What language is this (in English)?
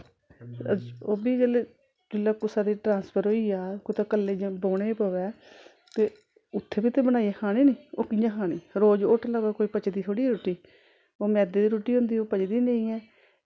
Dogri